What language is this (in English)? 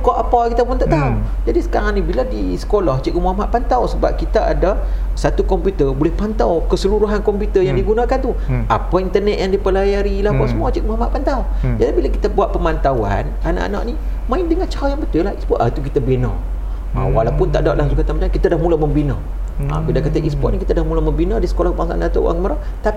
Malay